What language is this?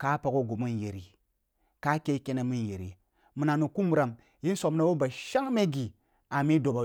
Kulung (Nigeria)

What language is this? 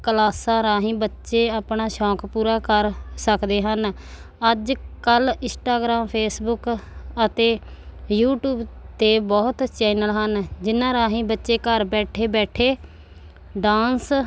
Punjabi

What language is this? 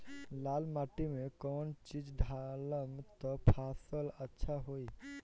Bhojpuri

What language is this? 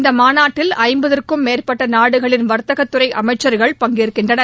Tamil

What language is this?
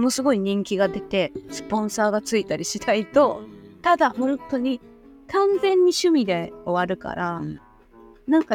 Japanese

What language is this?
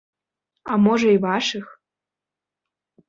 Belarusian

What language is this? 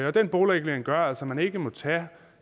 Danish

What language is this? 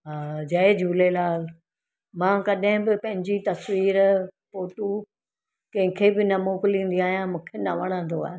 Sindhi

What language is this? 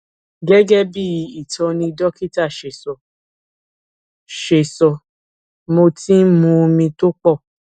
Yoruba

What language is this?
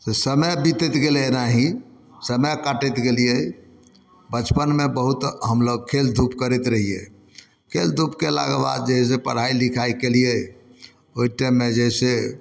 Maithili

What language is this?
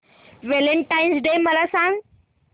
Marathi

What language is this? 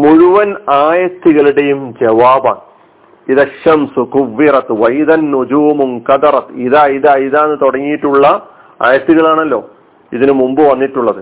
Malayalam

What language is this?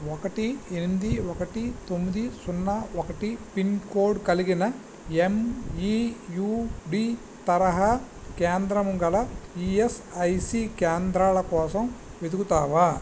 Telugu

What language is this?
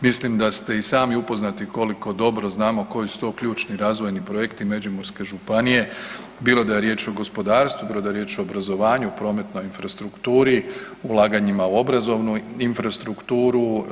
Croatian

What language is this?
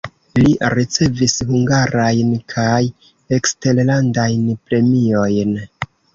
Esperanto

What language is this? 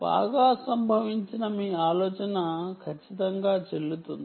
Telugu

